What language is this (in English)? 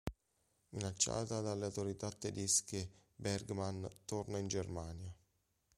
Italian